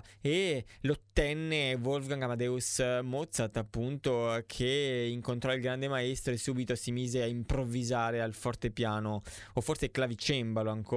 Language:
Italian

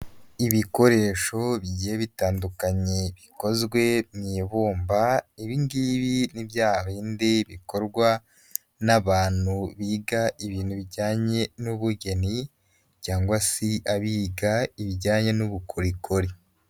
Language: Kinyarwanda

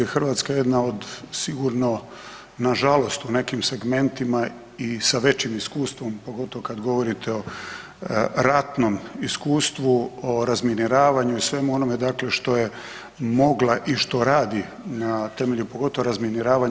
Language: Croatian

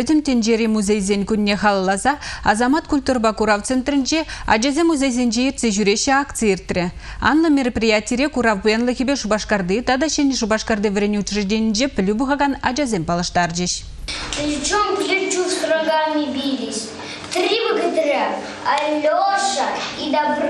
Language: Russian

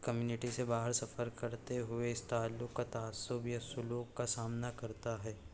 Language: Urdu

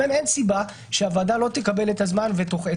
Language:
Hebrew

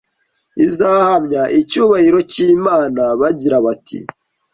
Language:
Kinyarwanda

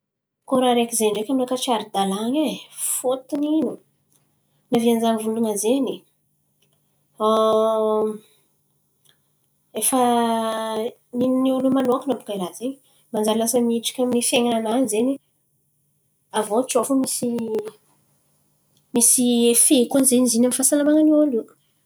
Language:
Antankarana Malagasy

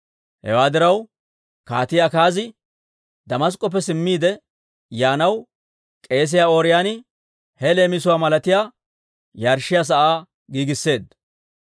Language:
Dawro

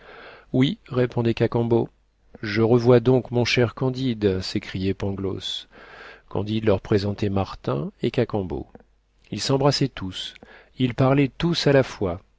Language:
French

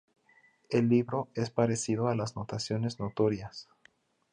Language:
Spanish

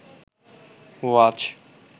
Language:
Bangla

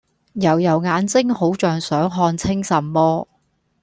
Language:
Cantonese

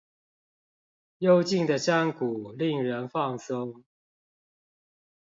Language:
Chinese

